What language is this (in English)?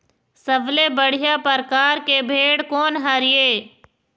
Chhattisgarhi